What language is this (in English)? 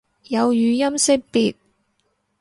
Cantonese